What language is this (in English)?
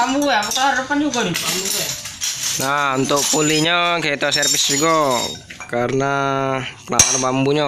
Indonesian